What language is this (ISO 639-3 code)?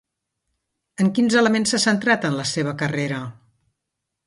cat